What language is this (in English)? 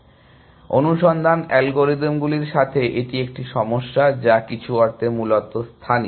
Bangla